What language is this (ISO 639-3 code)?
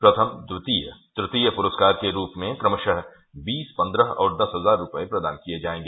hin